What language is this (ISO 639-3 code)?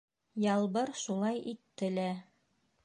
bak